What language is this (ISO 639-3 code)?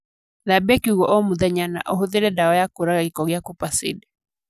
kik